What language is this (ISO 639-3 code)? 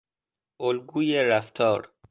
fas